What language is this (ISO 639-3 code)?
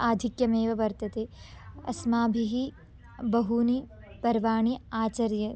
san